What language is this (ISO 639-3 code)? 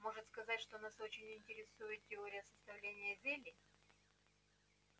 rus